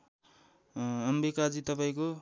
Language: Nepali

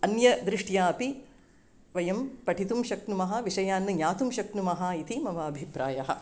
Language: Sanskrit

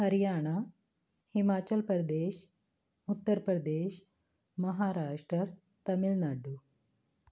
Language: Punjabi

